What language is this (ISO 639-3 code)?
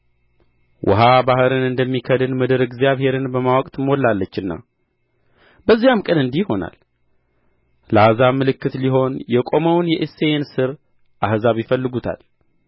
amh